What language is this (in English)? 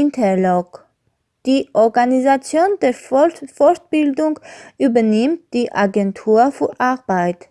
German